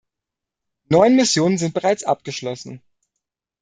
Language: German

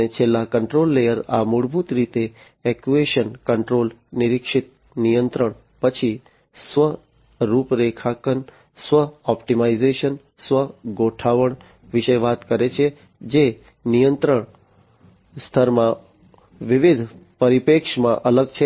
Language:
Gujarati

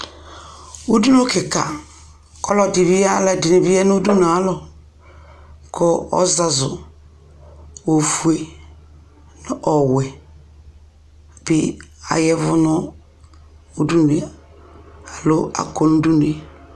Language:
Ikposo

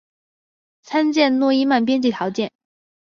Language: Chinese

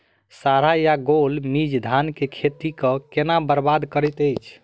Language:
Maithili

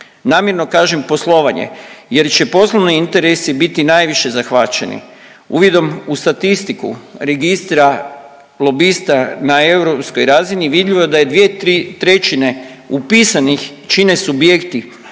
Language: Croatian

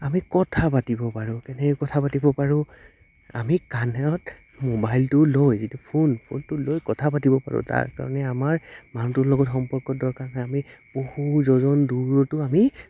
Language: Assamese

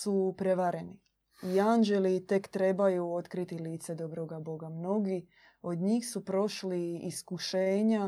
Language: Croatian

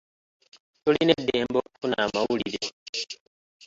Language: Ganda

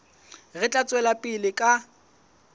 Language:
Southern Sotho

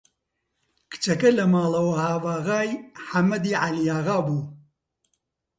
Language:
Central Kurdish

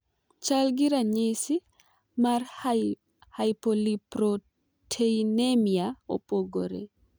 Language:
Luo (Kenya and Tanzania)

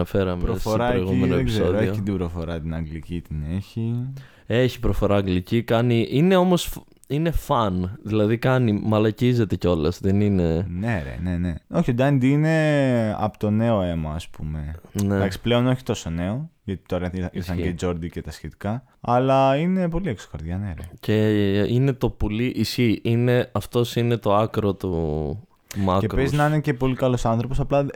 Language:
Greek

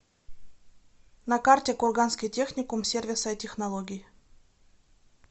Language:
Russian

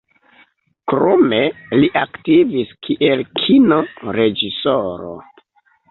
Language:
Esperanto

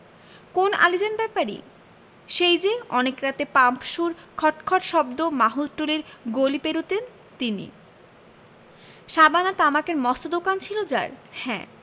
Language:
Bangla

